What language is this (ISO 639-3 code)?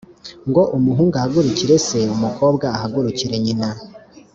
kin